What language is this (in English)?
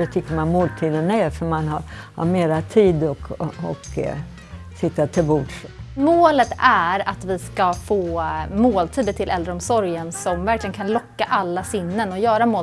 Swedish